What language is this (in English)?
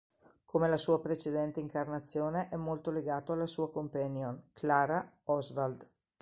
Italian